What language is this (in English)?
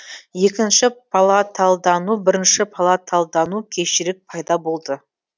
Kazakh